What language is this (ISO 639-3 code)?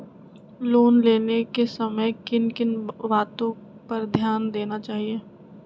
mag